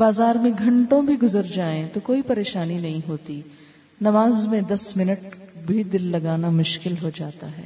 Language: Urdu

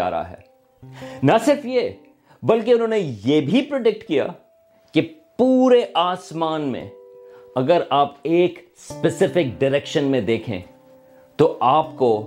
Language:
Urdu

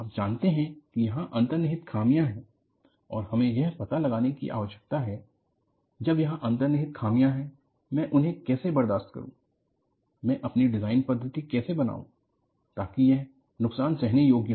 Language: Hindi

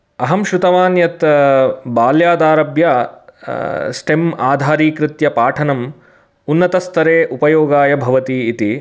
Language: Sanskrit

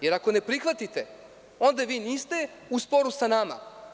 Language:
Serbian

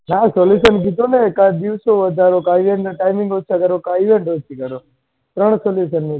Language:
Gujarati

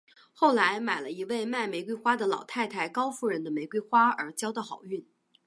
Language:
Chinese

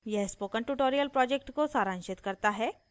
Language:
Hindi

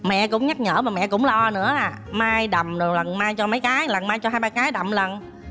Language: Vietnamese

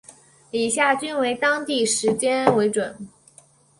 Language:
Chinese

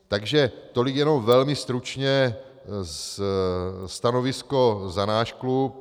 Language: Czech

